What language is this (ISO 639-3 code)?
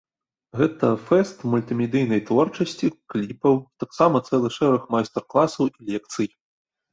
bel